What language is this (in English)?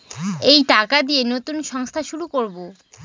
Bangla